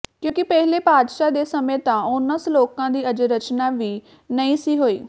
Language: Punjabi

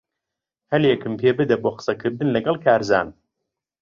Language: Central Kurdish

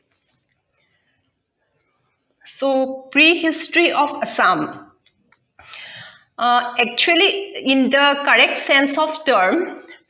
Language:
Assamese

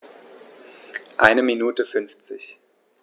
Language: German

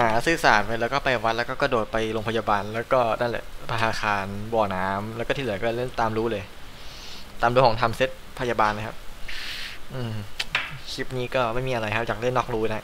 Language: Thai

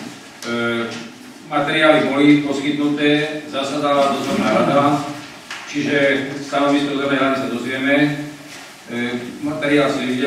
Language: Romanian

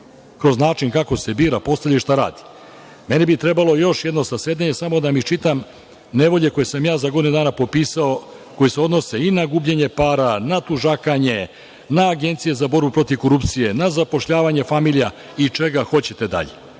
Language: Serbian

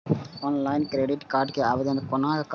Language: Maithili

